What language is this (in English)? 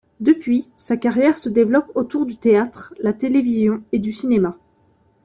French